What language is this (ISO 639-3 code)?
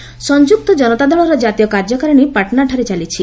ori